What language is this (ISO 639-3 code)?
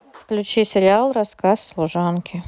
rus